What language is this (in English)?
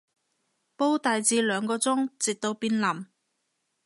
Cantonese